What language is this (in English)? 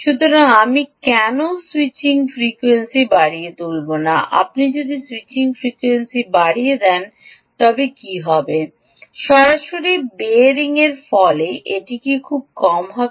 Bangla